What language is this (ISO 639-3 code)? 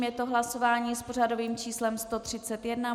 ces